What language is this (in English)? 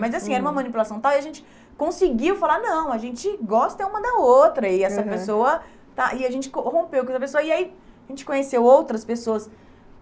Portuguese